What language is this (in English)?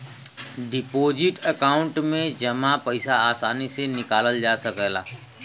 Bhojpuri